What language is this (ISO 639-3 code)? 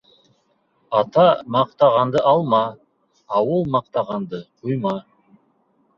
bak